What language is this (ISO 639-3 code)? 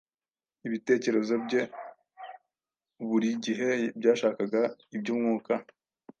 kin